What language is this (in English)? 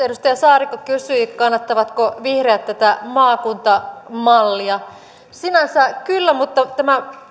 Finnish